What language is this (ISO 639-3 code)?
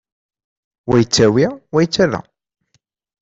kab